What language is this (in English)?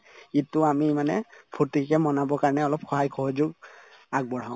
Assamese